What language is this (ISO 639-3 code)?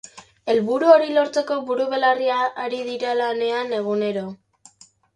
eus